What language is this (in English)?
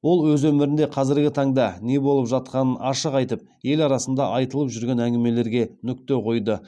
Kazakh